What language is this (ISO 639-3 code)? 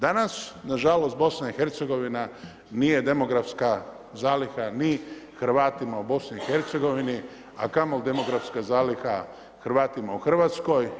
hrv